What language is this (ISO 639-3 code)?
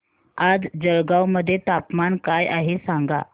mar